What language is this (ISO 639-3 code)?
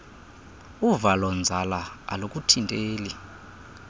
xho